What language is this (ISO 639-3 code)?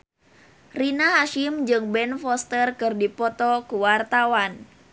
sun